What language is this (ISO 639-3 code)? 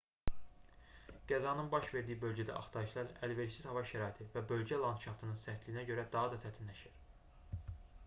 aze